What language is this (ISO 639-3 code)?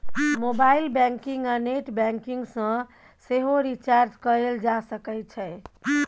mai